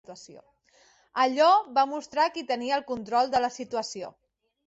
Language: Catalan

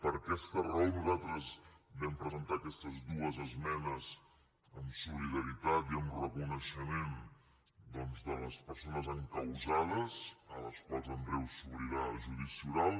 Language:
Catalan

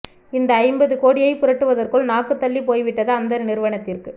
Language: Tamil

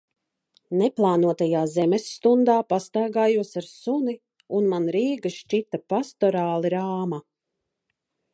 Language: Latvian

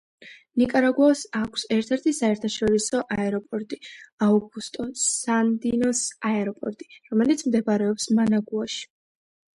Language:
Georgian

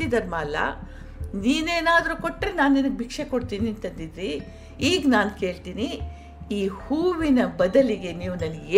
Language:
Kannada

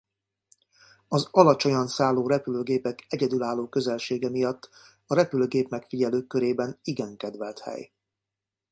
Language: Hungarian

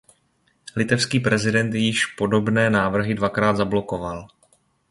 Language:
Czech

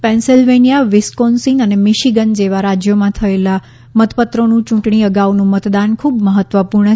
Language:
Gujarati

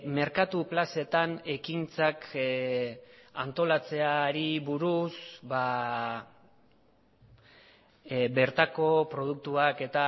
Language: Basque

